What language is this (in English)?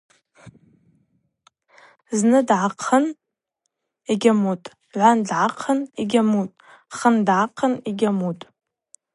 Abaza